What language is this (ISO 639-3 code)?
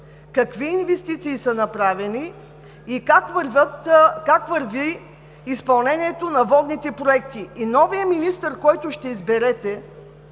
bul